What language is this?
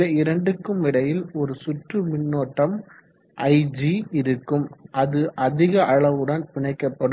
Tamil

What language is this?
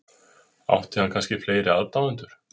Icelandic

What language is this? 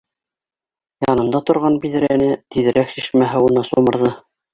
Bashkir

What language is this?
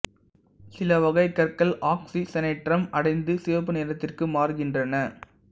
Tamil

